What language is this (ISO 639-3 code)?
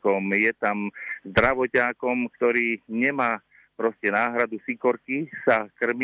slk